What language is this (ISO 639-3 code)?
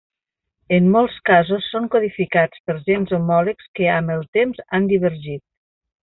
cat